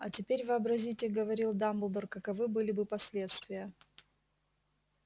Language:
Russian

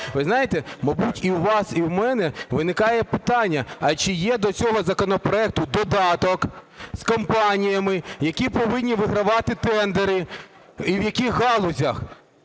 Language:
Ukrainian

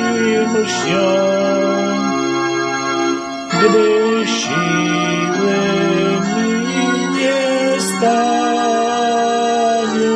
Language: Polish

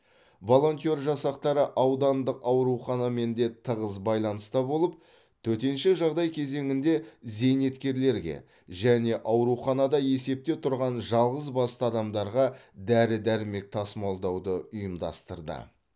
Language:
Kazakh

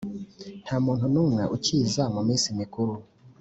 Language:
Kinyarwanda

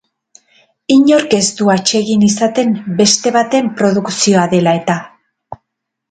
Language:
Basque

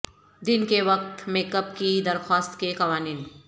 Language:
Urdu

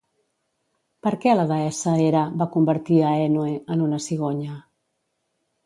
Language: Catalan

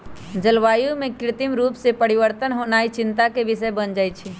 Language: Magahi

